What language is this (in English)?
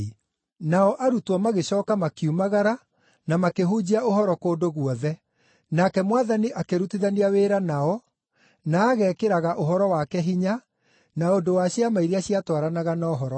Kikuyu